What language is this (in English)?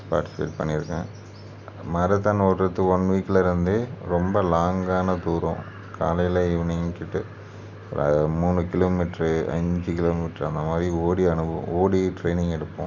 Tamil